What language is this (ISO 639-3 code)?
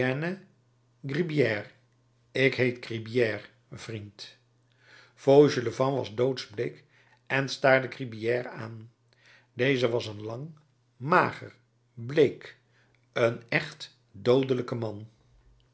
nld